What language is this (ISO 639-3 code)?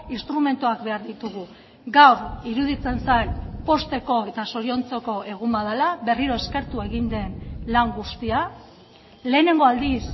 eus